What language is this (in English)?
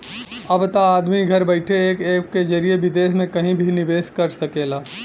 Bhojpuri